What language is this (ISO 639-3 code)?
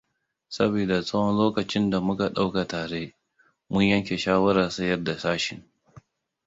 hau